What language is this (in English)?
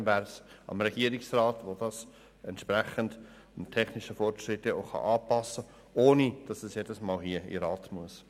Swiss German